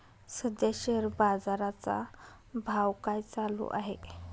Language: Marathi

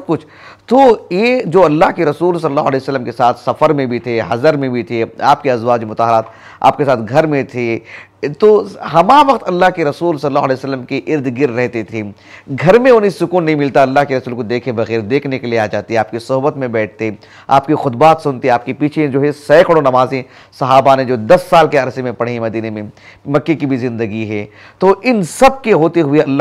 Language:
Hindi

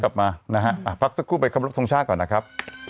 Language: Thai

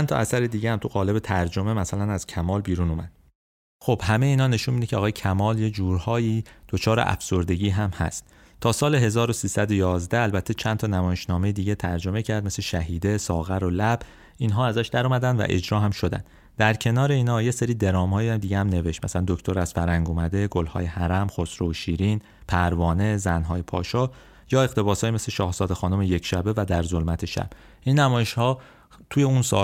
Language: Persian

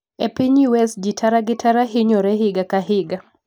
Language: Luo (Kenya and Tanzania)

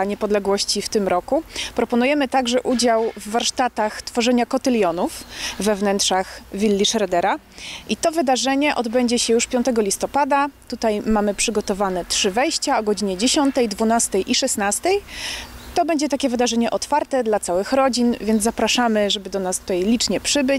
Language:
Polish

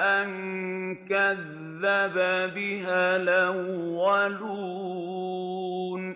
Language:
Arabic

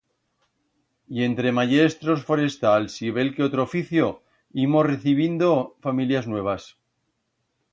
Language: Aragonese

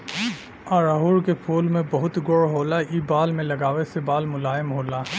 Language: Bhojpuri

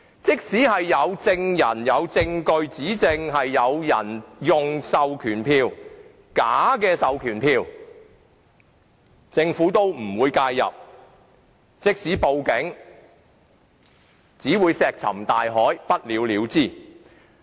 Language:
Cantonese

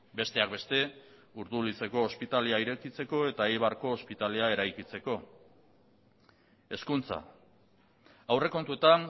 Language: Basque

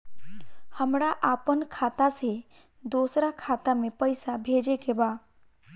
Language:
Bhojpuri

